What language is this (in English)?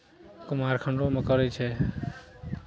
Maithili